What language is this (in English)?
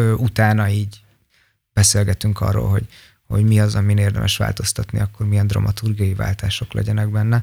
Hungarian